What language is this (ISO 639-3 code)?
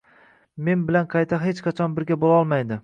uzb